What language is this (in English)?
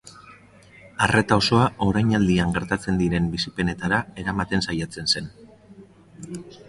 Basque